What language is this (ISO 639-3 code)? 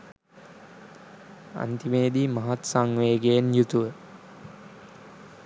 sin